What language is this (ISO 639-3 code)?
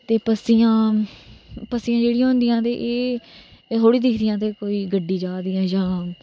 doi